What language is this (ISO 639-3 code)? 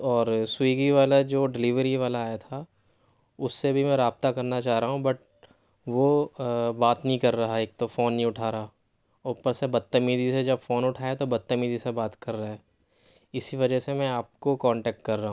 urd